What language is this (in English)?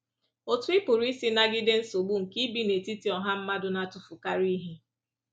Igbo